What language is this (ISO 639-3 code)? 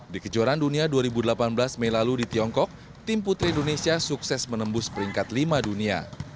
ind